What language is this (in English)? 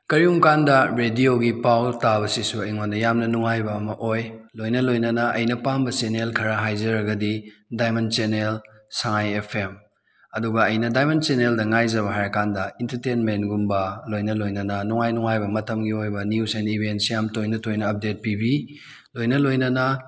Manipuri